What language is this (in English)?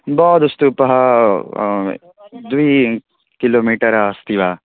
Sanskrit